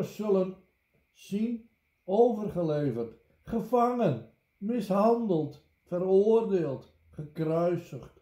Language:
Dutch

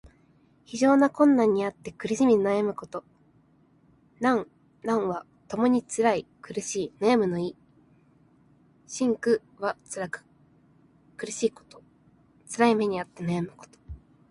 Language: Japanese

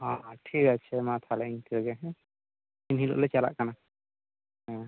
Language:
Santali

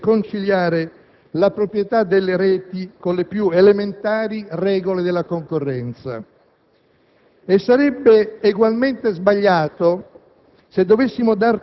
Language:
Italian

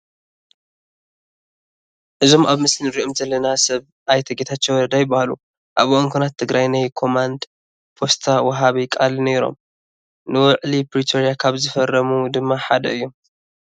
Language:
Tigrinya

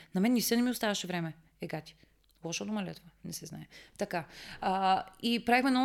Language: Bulgarian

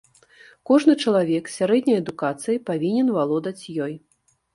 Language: Belarusian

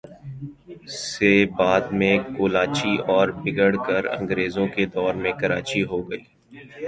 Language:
Urdu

